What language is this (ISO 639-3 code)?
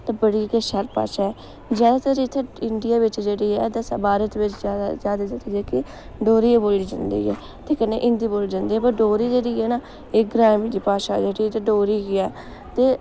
doi